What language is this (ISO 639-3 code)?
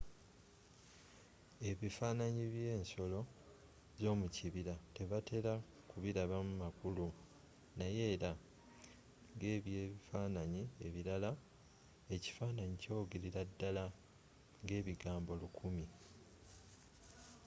lug